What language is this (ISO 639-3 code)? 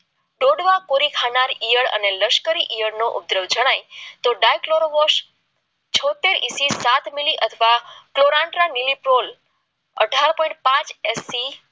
guj